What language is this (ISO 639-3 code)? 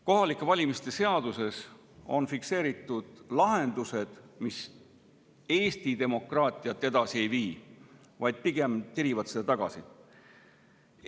est